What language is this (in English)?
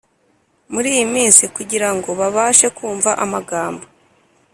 Kinyarwanda